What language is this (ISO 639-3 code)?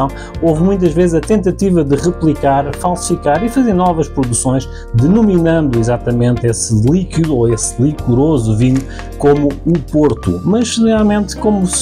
por